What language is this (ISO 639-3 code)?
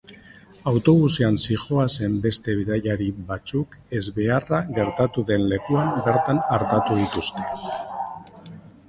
eus